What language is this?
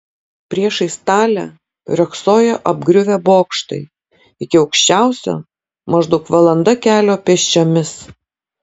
Lithuanian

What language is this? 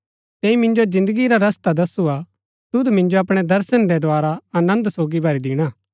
Gaddi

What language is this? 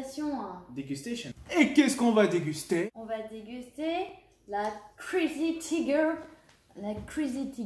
French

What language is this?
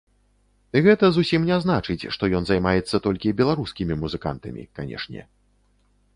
Belarusian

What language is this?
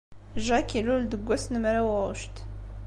Kabyle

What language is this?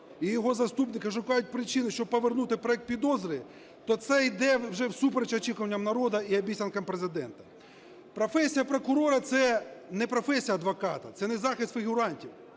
Ukrainian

